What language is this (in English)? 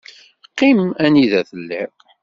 Kabyle